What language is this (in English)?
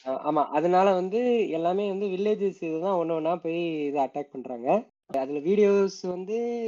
Tamil